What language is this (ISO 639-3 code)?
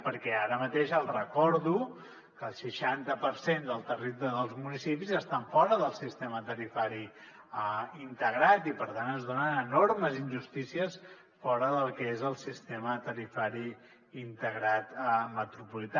cat